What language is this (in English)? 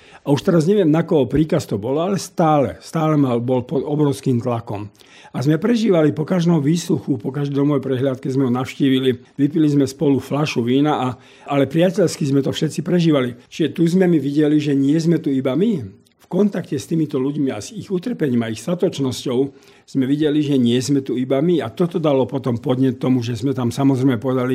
Slovak